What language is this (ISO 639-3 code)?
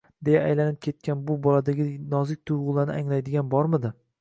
uzb